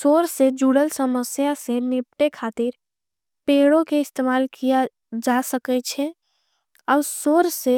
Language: Angika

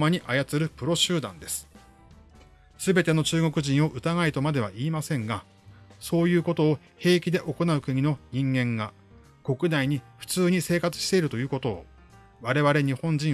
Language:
Japanese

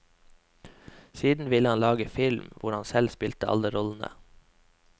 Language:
Norwegian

